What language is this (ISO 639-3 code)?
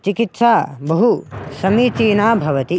san